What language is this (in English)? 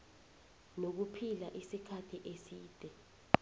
South Ndebele